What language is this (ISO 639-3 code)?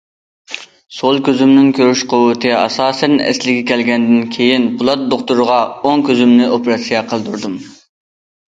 uig